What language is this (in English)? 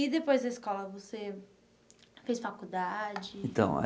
Portuguese